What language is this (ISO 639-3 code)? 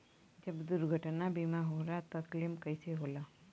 bho